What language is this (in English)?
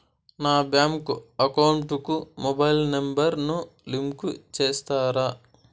Telugu